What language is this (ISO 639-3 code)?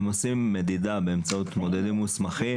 heb